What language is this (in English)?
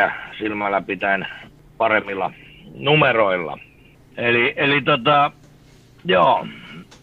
Finnish